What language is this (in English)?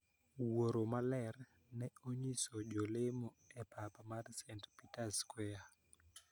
Luo (Kenya and Tanzania)